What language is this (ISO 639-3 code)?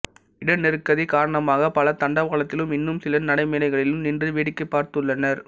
tam